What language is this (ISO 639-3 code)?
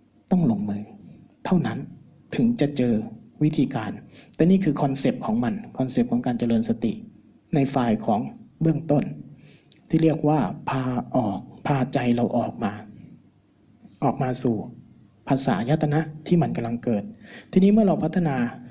tha